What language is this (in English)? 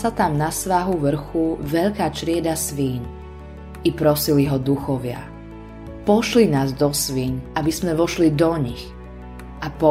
Slovak